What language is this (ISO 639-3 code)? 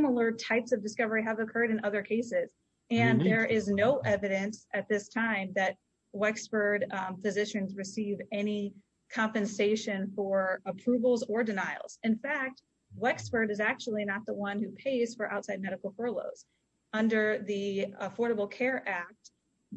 eng